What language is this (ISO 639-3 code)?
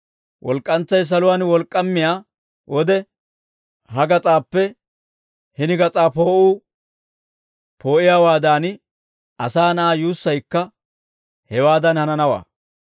dwr